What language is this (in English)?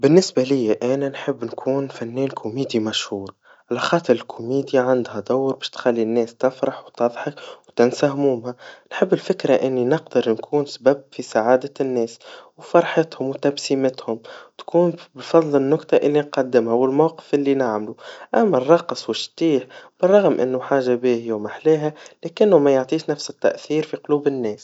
Tunisian Arabic